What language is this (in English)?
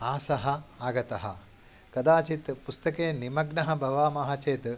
Sanskrit